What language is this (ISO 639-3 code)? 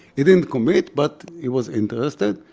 eng